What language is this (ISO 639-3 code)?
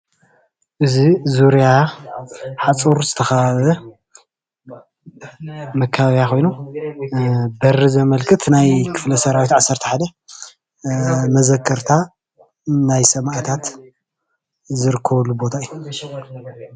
tir